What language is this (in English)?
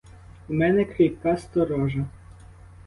Ukrainian